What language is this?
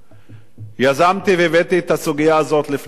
Hebrew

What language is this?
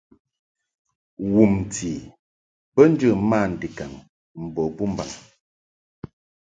Mungaka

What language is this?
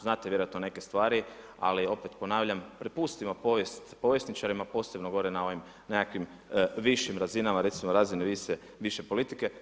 Croatian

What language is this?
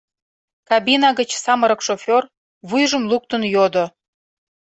Mari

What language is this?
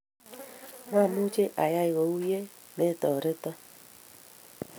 Kalenjin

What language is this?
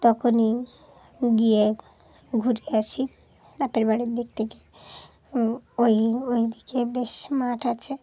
Bangla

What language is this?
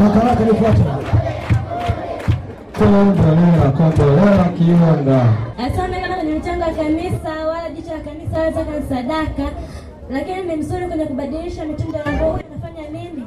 Swahili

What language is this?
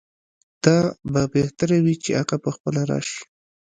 Pashto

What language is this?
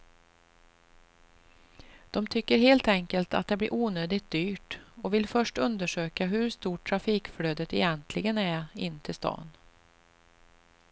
Swedish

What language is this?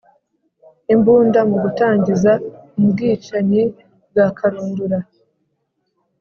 Kinyarwanda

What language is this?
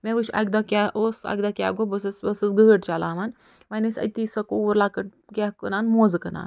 Kashmiri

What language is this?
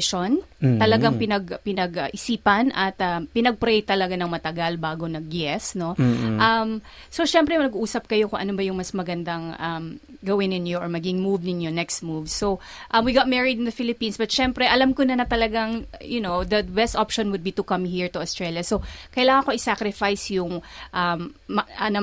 Filipino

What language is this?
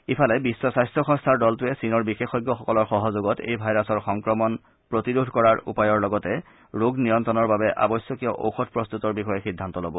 Assamese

